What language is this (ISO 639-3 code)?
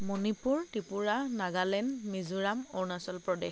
asm